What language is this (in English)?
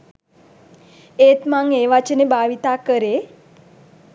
Sinhala